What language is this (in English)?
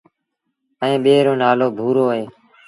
Sindhi Bhil